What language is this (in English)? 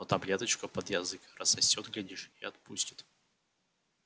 Russian